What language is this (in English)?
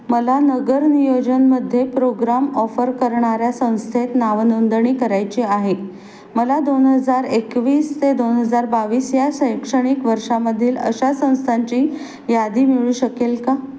Marathi